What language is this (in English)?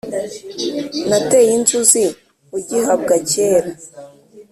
Kinyarwanda